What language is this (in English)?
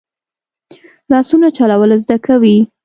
Pashto